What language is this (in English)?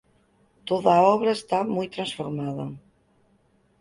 Galician